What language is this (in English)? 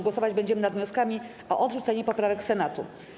Polish